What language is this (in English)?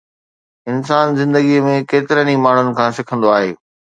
Sindhi